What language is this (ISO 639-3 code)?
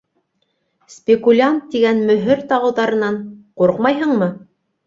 bak